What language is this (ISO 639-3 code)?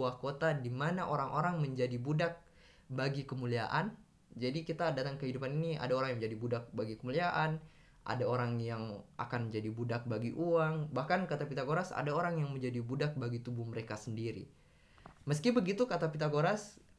ind